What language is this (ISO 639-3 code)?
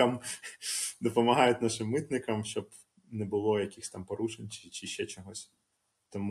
ukr